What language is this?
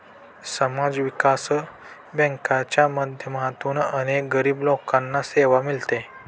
Marathi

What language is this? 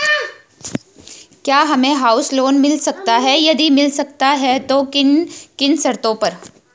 Hindi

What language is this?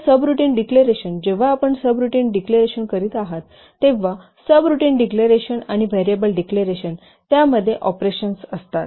Marathi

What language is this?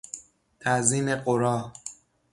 Persian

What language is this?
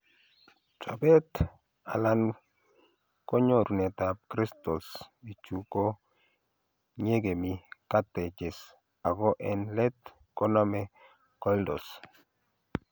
Kalenjin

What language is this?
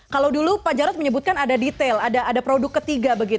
Indonesian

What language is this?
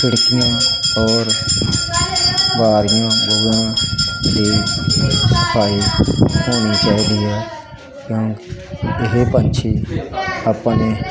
Punjabi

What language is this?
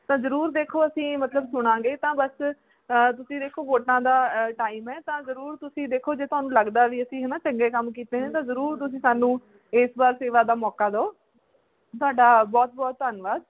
Punjabi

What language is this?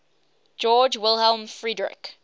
English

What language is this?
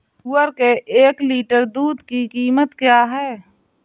Hindi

